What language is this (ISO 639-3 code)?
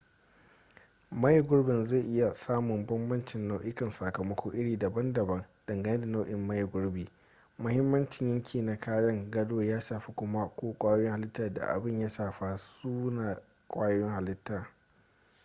hau